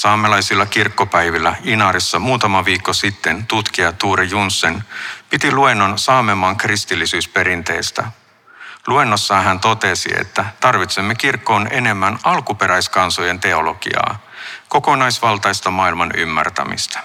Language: Finnish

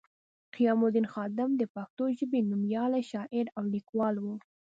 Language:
Pashto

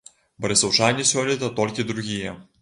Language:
Belarusian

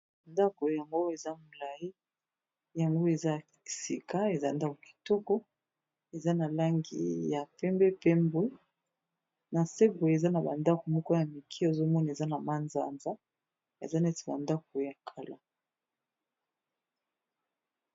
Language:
Lingala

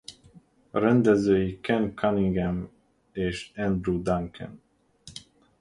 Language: Hungarian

